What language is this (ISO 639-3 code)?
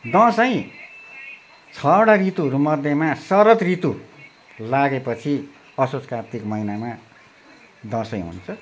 nep